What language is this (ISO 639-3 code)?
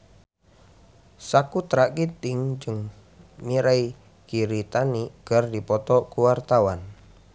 sun